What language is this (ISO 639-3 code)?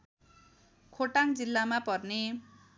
nep